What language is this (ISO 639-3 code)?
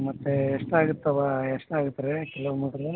kan